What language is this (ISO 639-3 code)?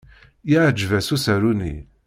kab